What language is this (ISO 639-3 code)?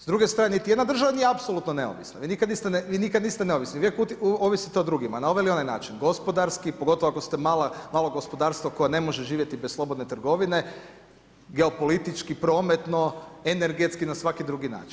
hrv